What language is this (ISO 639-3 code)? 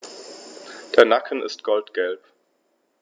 deu